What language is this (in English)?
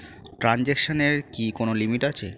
Bangla